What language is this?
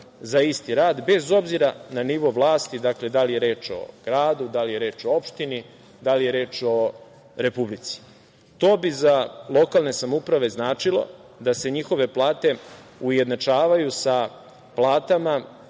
Serbian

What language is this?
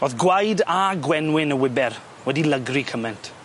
Welsh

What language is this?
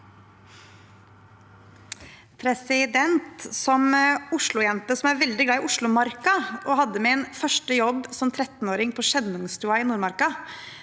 Norwegian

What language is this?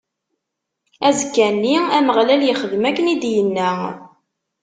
Kabyle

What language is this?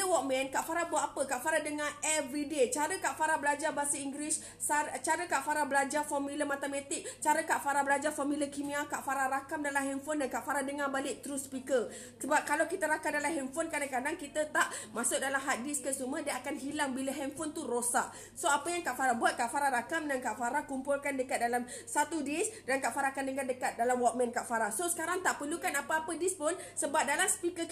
Malay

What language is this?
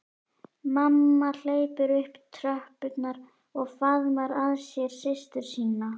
Icelandic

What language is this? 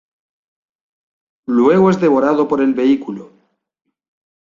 Spanish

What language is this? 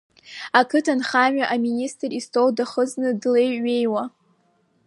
Abkhazian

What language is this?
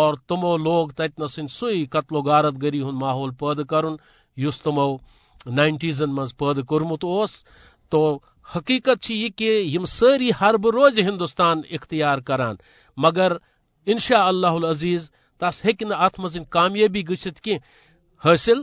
Urdu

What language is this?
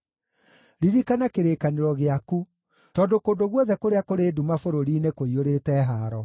Kikuyu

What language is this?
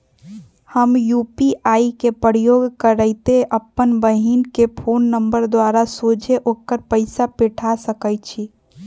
Magahi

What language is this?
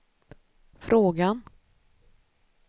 Swedish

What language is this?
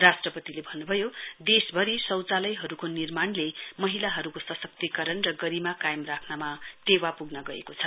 Nepali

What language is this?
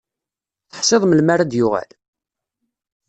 Kabyle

